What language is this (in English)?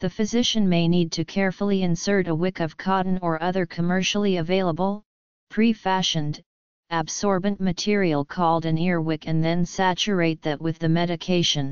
English